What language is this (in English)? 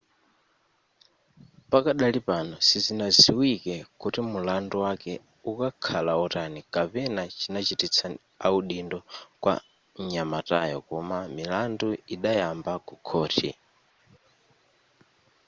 Nyanja